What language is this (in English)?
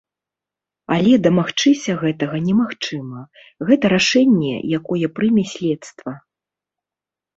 Belarusian